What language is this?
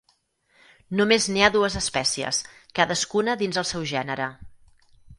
Catalan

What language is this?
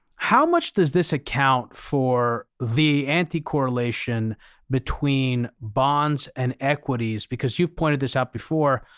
English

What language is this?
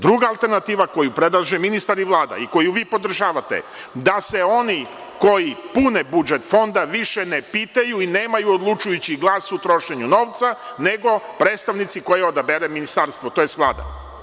Serbian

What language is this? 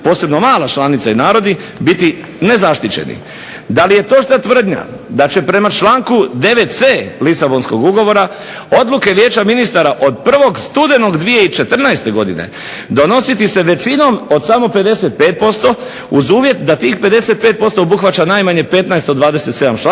Croatian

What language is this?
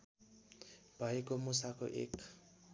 Nepali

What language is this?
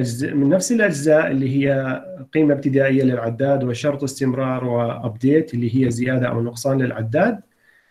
Arabic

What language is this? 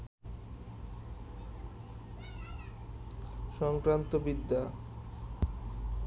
Bangla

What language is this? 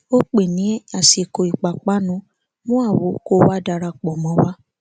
Yoruba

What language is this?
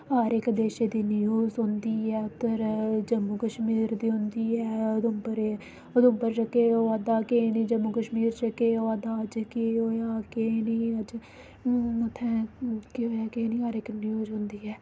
Dogri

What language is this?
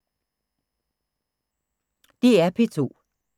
Danish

